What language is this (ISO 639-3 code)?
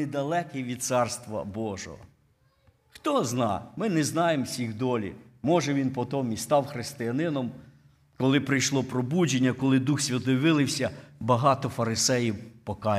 ukr